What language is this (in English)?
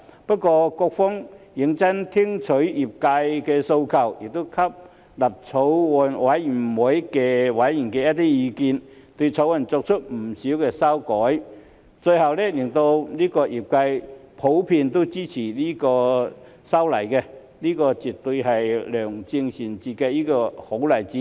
Cantonese